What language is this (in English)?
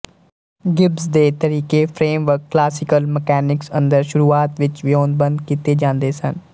Punjabi